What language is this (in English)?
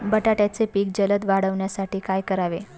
Marathi